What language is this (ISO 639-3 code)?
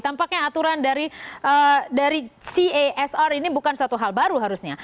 ind